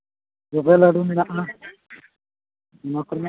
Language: Santali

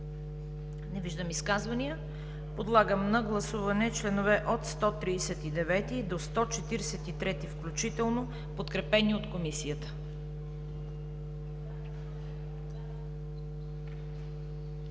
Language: Bulgarian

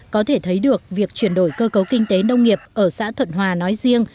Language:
Vietnamese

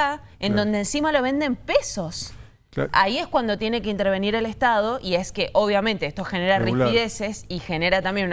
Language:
Spanish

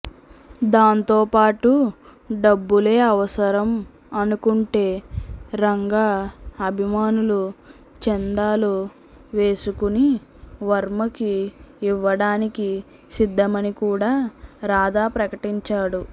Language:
Telugu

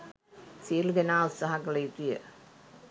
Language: Sinhala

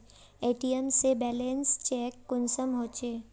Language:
Magahi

